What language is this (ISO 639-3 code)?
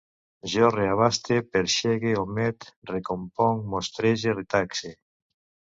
cat